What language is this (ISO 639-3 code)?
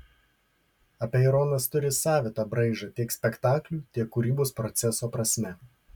lit